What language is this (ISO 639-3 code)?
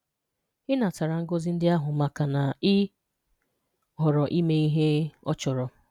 ibo